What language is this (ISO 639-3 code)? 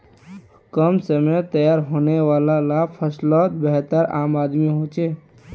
mag